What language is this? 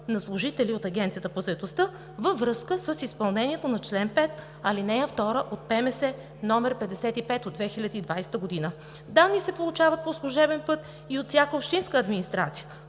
Bulgarian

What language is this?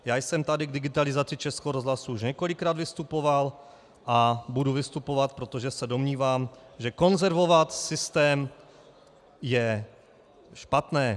Czech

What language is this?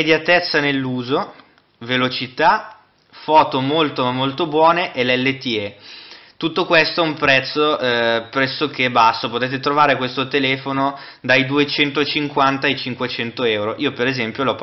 Italian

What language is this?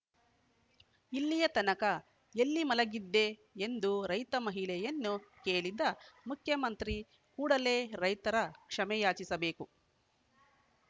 Kannada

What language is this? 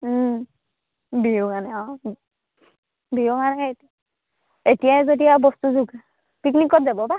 Assamese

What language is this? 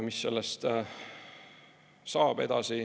Estonian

